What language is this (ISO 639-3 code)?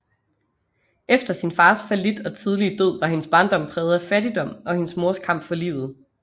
dan